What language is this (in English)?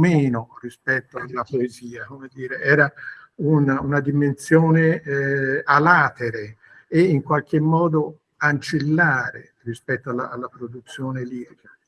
Italian